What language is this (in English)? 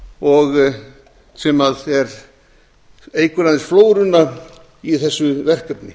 Icelandic